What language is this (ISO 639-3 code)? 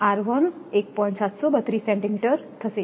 guj